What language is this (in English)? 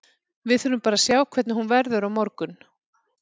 Icelandic